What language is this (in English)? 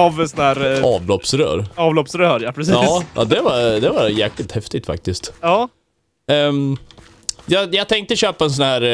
Swedish